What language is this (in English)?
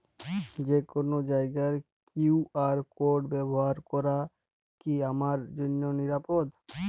Bangla